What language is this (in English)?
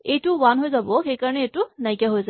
Assamese